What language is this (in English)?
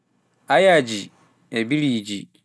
Pular